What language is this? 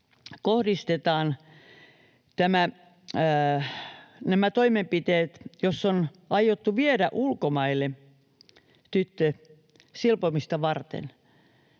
Finnish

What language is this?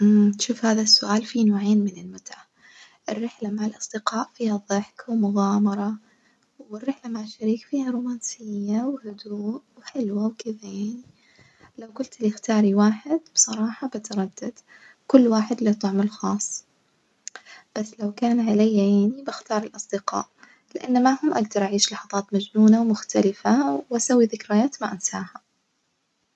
Najdi Arabic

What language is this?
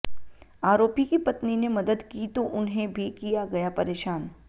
Hindi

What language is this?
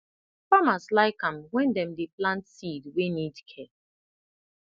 Nigerian Pidgin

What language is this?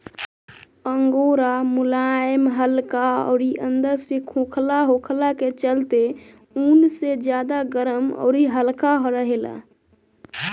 Bhojpuri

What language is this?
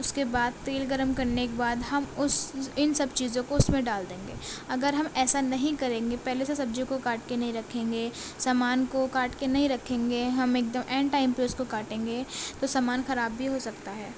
Urdu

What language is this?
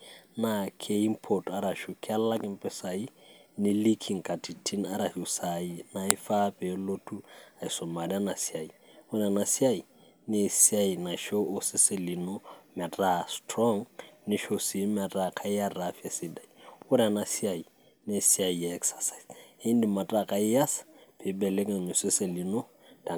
Masai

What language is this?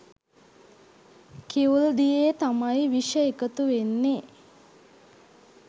Sinhala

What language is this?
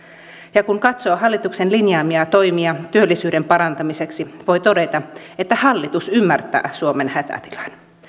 Finnish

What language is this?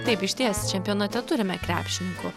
Lithuanian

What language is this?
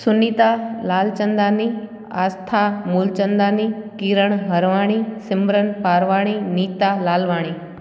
Sindhi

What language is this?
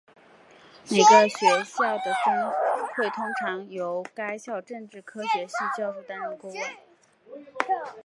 Chinese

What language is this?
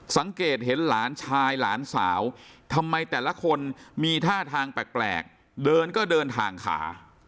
Thai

